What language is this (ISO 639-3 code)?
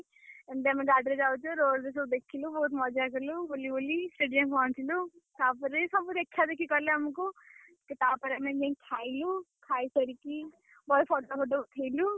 ori